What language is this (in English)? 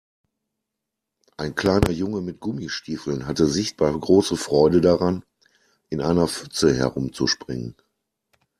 German